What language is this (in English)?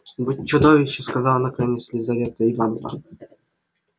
Russian